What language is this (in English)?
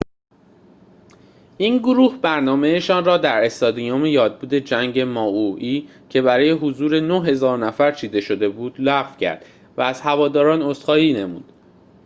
Persian